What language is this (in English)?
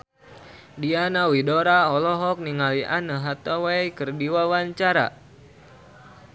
Sundanese